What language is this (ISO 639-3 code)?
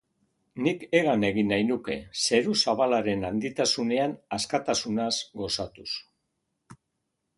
eus